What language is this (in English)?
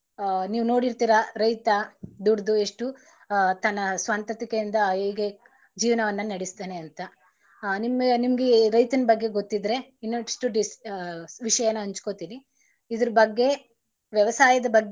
Kannada